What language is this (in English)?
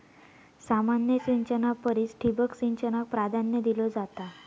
Marathi